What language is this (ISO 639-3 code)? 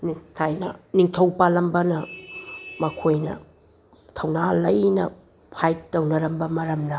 mni